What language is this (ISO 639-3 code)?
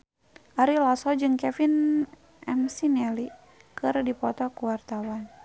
sun